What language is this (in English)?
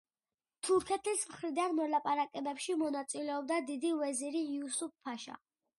Georgian